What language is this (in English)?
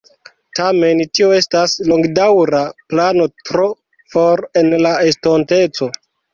Esperanto